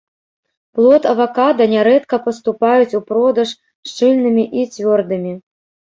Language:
Belarusian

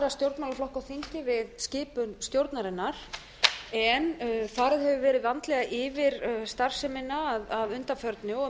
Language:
Icelandic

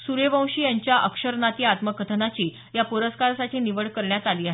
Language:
Marathi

